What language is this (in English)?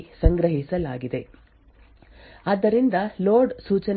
Kannada